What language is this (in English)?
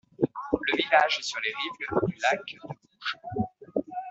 French